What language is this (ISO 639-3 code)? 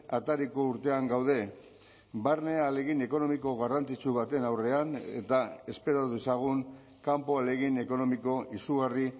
eus